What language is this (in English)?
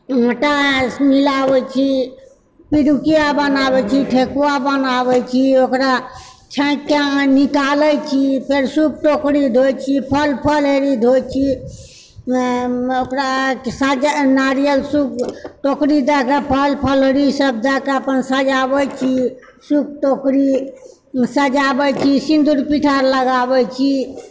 Maithili